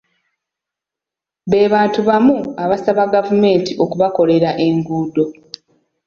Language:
Ganda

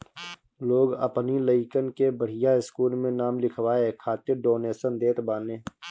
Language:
Bhojpuri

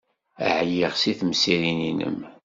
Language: Kabyle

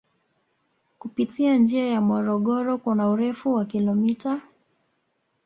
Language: Swahili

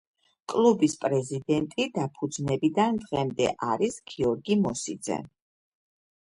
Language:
Georgian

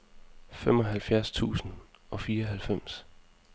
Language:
Danish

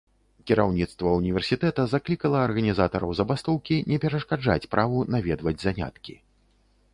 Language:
Belarusian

